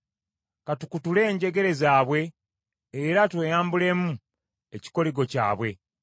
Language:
Ganda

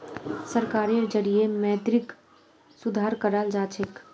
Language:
Magahi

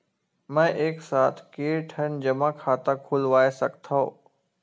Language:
Chhattisgarhi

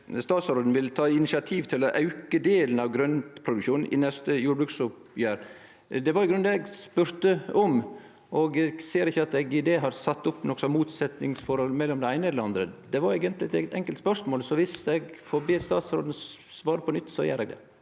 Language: Norwegian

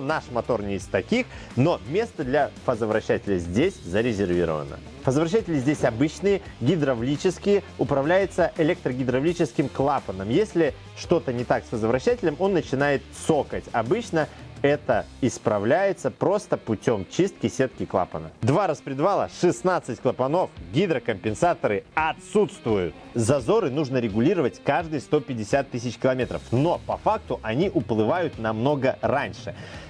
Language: Russian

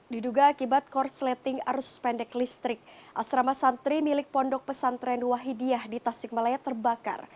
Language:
Indonesian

